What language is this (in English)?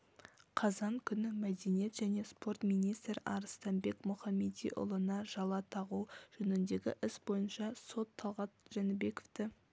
Kazakh